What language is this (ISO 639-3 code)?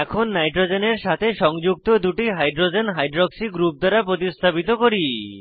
ben